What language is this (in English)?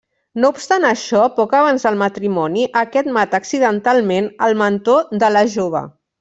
Catalan